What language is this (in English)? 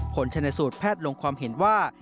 Thai